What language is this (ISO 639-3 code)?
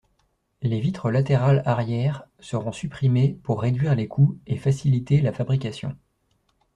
fra